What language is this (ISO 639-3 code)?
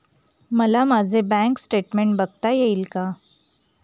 mar